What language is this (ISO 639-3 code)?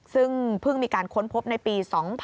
tha